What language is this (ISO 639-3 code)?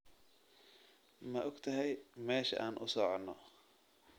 som